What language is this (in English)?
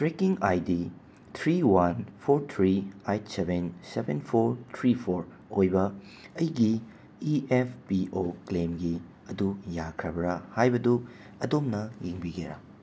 Manipuri